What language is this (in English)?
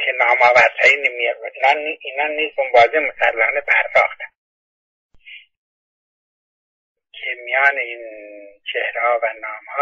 Persian